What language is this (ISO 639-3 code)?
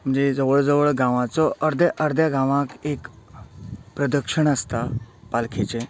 kok